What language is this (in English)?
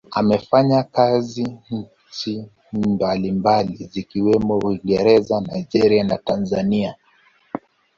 Swahili